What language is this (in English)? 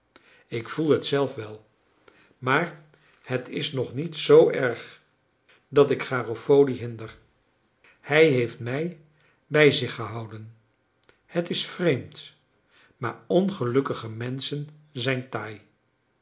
Dutch